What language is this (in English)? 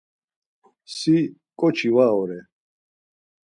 Laz